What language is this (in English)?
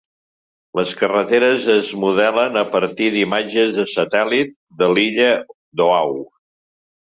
Catalan